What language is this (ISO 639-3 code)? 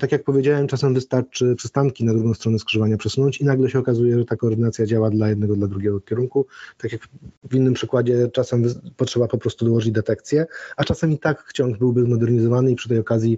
pol